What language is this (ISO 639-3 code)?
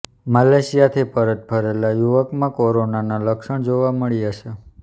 guj